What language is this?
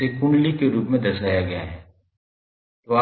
Hindi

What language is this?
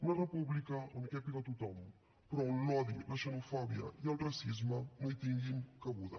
Catalan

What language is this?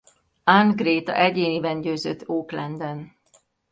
Hungarian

